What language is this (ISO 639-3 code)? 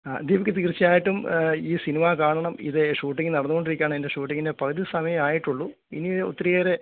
mal